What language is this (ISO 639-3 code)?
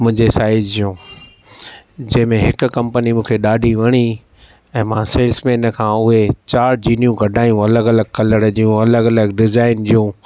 snd